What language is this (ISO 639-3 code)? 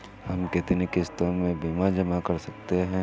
hin